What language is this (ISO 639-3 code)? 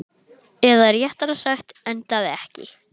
isl